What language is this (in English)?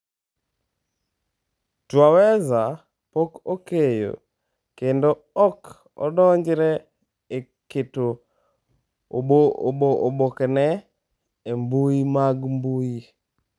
Luo (Kenya and Tanzania)